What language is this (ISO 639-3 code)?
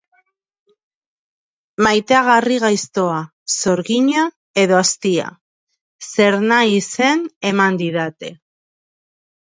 eus